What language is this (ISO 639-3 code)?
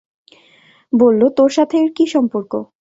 ben